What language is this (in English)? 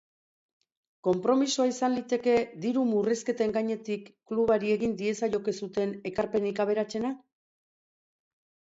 Basque